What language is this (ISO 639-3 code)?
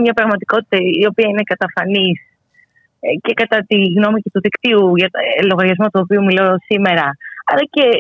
ell